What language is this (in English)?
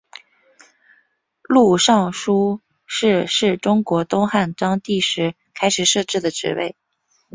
Chinese